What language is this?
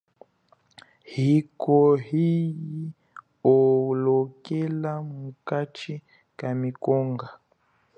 Chokwe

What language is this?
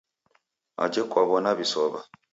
Taita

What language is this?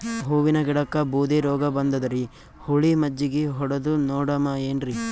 Kannada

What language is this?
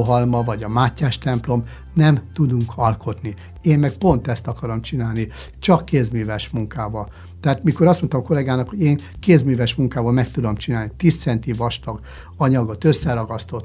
Hungarian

